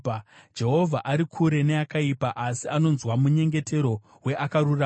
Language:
Shona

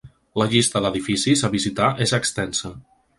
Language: Catalan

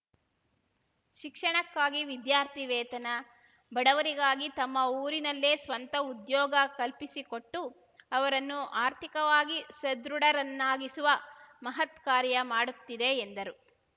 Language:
Kannada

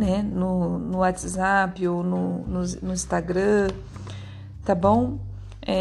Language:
Portuguese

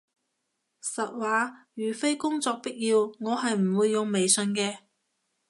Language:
Cantonese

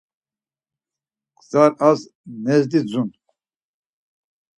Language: Laz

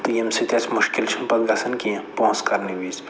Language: Kashmiri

